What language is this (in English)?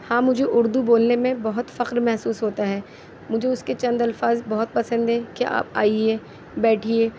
Urdu